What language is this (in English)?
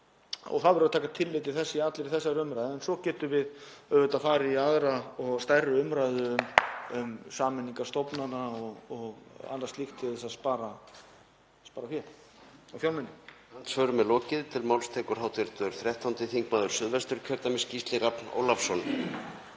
Icelandic